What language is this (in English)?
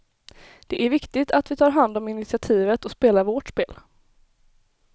Swedish